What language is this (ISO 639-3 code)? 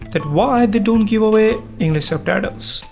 eng